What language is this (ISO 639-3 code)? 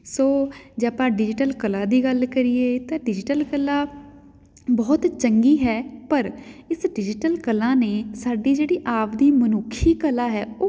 pan